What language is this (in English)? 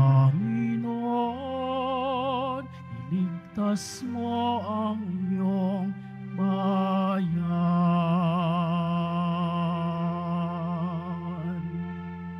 Filipino